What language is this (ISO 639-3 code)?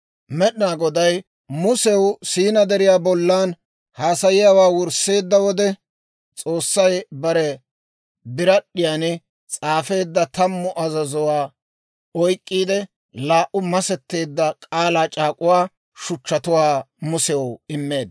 dwr